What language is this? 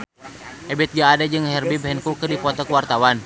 Sundanese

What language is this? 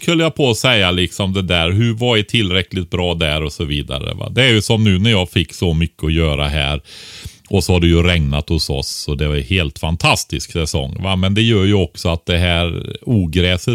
Swedish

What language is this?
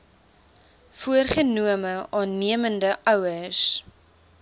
Afrikaans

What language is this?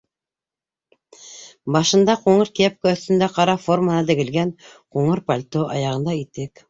Bashkir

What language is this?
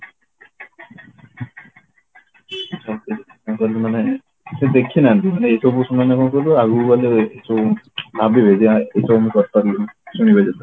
Odia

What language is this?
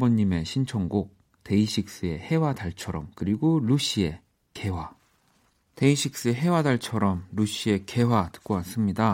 Korean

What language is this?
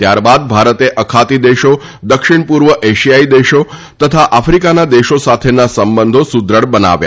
Gujarati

